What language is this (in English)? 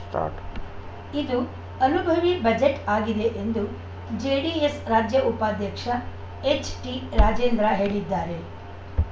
Kannada